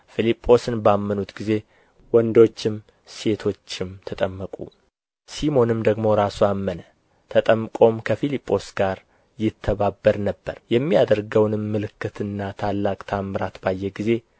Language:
Amharic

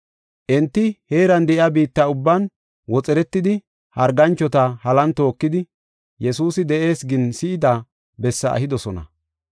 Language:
Gofa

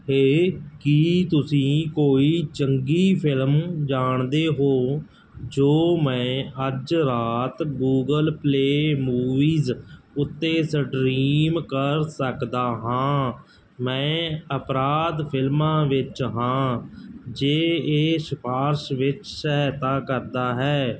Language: Punjabi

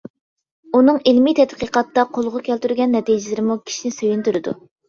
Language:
Uyghur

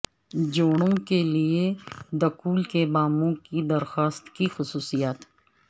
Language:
Urdu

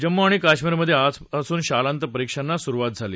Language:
Marathi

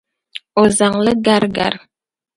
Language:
Dagbani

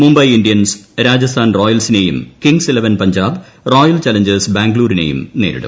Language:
Malayalam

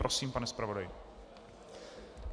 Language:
Czech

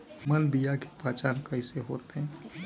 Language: Magahi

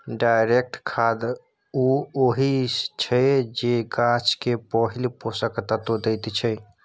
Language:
Maithili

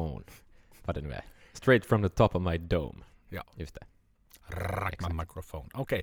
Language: Swedish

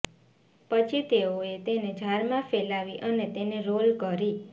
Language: Gujarati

